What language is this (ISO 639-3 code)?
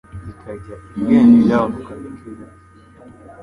kin